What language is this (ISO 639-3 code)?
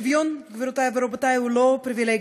heb